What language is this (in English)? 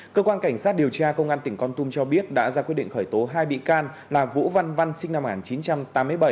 Vietnamese